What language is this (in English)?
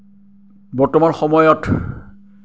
Assamese